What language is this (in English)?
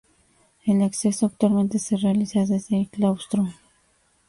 Spanish